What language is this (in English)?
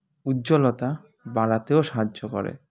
Bangla